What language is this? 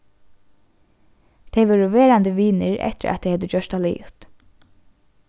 Faroese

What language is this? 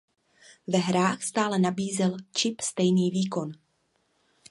Czech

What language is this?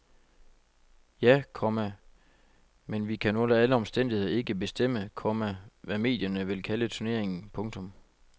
Danish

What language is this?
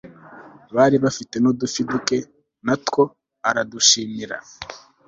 Kinyarwanda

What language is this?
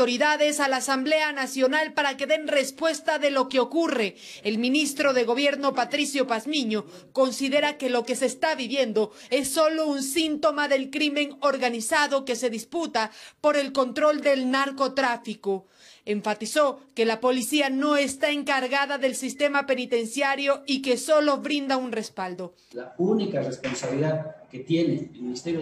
Spanish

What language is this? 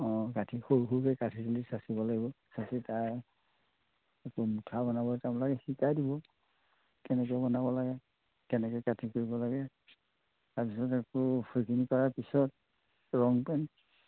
Assamese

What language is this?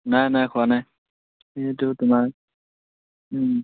Assamese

